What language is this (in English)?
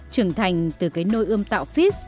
Vietnamese